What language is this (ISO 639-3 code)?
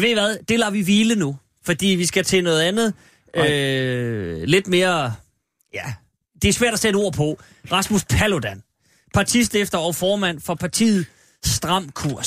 dan